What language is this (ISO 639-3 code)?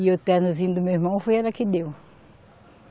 por